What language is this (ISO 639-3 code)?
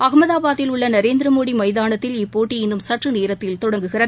tam